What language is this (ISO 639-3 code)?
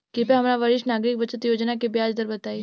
bho